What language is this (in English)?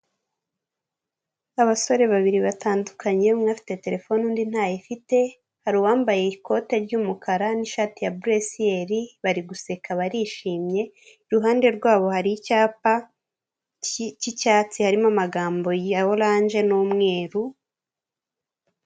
Kinyarwanda